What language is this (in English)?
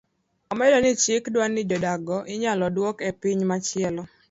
Luo (Kenya and Tanzania)